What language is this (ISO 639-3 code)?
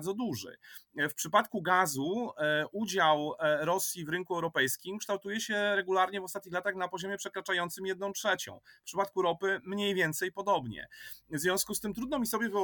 pol